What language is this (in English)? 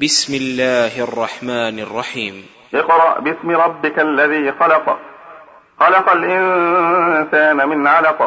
Arabic